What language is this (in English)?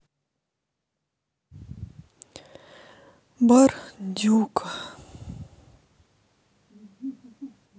Russian